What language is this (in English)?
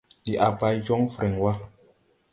Tupuri